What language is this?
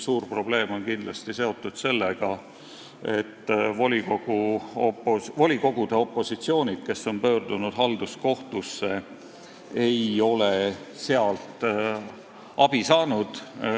Estonian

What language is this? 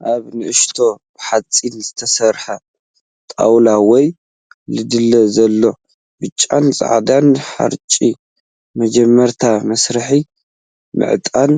Tigrinya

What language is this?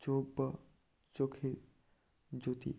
Bangla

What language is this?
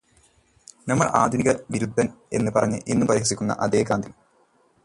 Malayalam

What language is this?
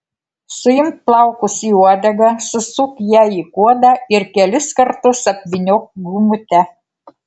Lithuanian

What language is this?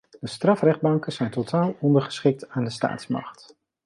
Dutch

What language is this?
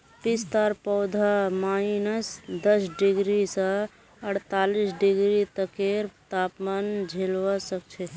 Magahi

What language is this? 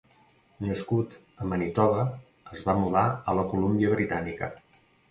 Catalan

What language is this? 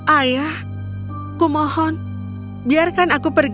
Indonesian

